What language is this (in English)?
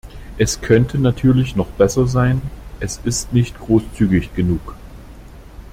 German